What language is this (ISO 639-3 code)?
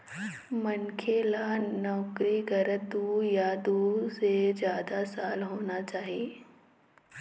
hne